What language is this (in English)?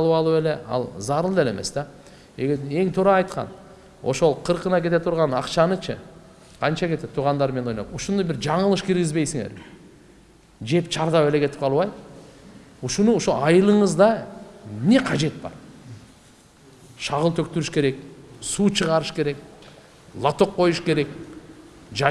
Turkish